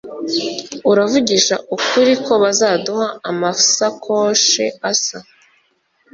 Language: Kinyarwanda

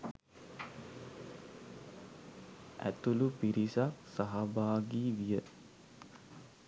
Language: Sinhala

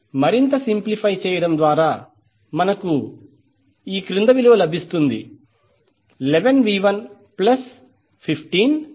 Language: Telugu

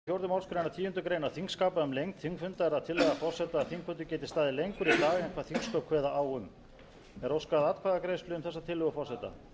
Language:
Icelandic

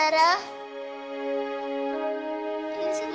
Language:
Indonesian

